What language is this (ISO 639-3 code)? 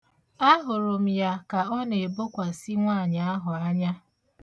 ibo